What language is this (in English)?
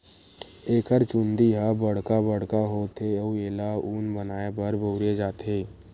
Chhattisgarhi